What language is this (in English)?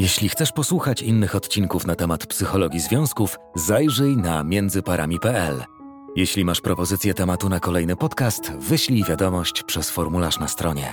Polish